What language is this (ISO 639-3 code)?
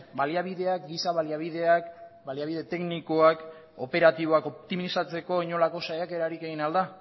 eus